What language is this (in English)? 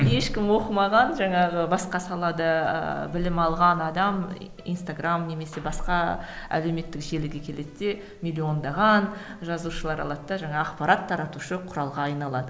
Kazakh